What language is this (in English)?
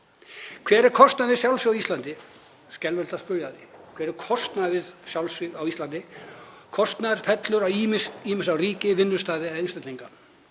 Icelandic